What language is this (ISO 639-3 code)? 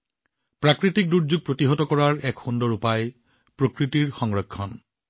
asm